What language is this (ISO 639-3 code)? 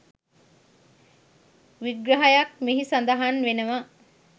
sin